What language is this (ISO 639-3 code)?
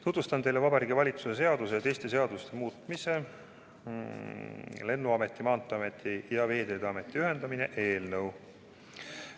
est